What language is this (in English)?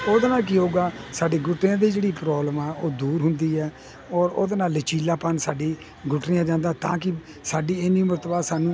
Punjabi